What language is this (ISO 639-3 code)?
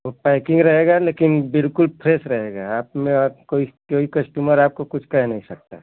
hin